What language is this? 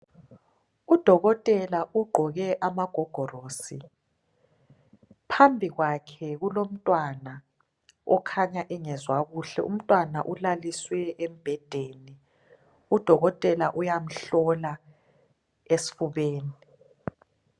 North Ndebele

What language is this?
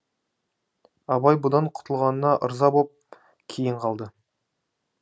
Kazakh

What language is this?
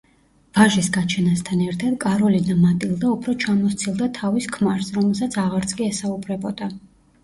Georgian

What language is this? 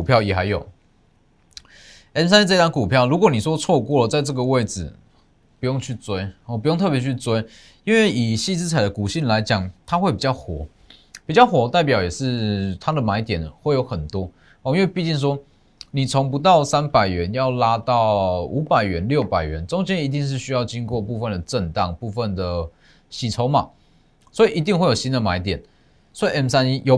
Chinese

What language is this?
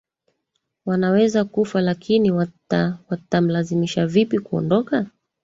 Swahili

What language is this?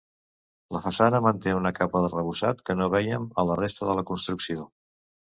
Catalan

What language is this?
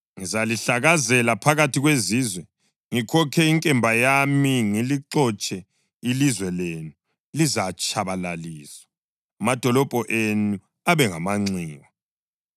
North Ndebele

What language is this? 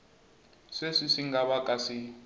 Tsonga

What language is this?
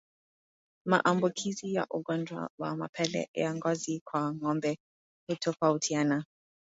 Swahili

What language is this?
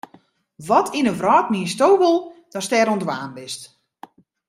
Western Frisian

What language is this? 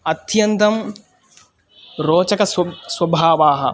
Sanskrit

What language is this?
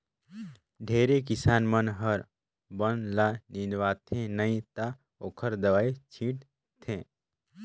Chhattisgarhi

